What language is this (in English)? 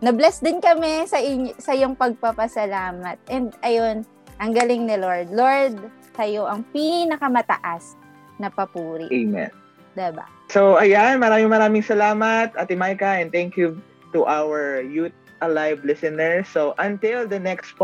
Filipino